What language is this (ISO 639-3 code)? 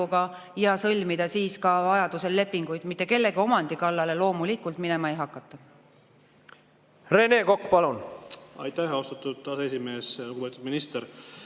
est